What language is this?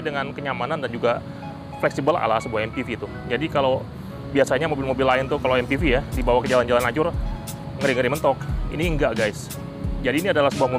Indonesian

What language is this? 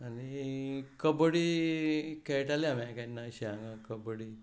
Konkani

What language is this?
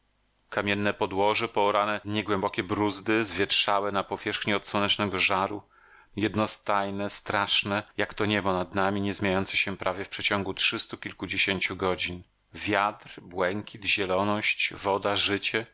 Polish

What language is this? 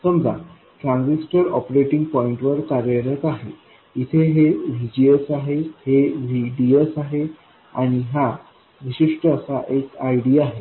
Marathi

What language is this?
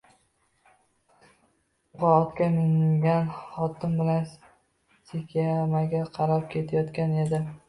Uzbek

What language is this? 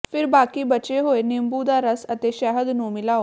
Punjabi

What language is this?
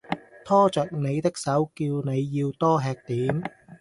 Cantonese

